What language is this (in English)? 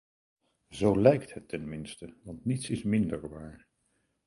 Dutch